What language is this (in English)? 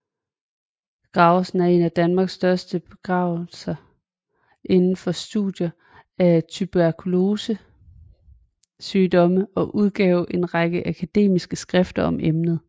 Danish